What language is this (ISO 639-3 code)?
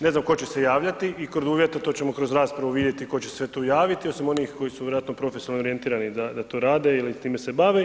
hrv